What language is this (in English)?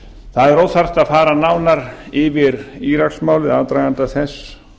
Icelandic